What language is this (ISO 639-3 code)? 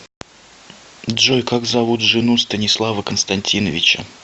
rus